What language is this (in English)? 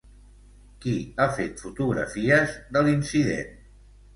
Catalan